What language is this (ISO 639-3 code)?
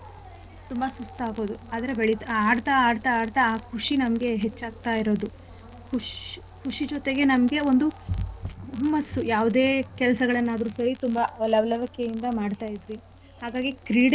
kan